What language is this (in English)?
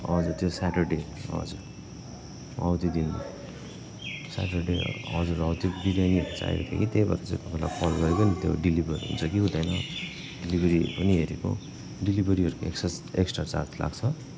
Nepali